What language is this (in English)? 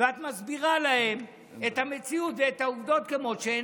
Hebrew